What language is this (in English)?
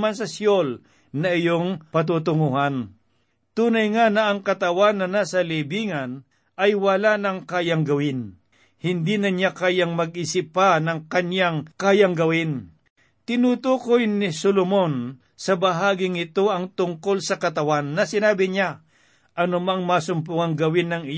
Filipino